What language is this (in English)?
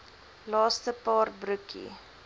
Afrikaans